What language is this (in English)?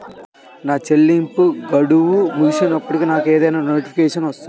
Telugu